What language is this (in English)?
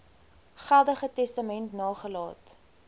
Afrikaans